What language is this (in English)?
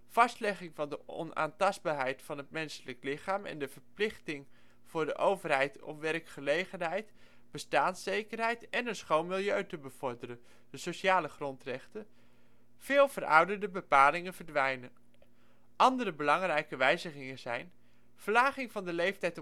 Dutch